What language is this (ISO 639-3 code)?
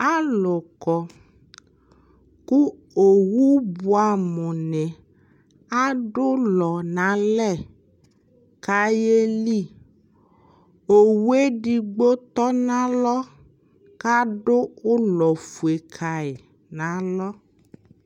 kpo